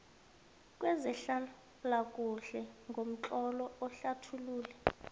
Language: South Ndebele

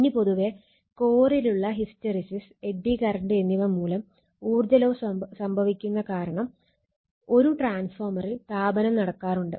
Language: Malayalam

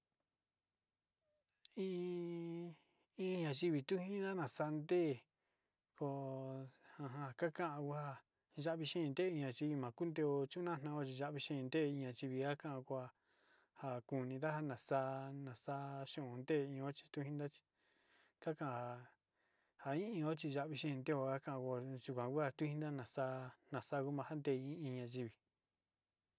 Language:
Sinicahua Mixtec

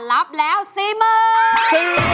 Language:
Thai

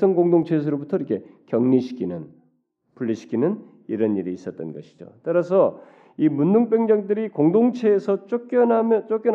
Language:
Korean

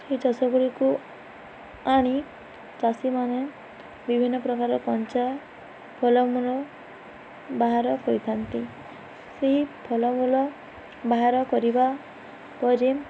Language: Odia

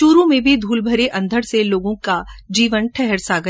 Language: Hindi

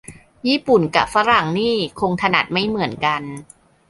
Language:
Thai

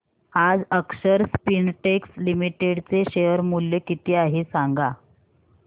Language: Marathi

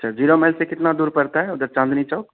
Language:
Urdu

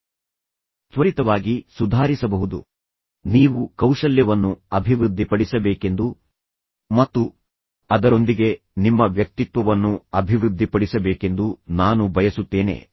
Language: Kannada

